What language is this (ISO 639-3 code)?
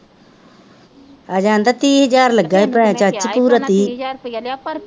pan